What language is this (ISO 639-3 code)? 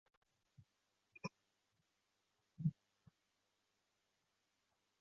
zho